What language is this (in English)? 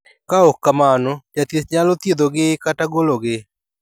Luo (Kenya and Tanzania)